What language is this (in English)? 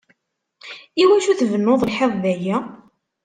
Kabyle